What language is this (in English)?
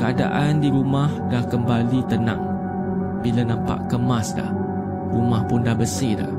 Malay